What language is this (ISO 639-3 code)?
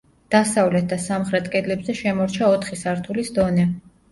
kat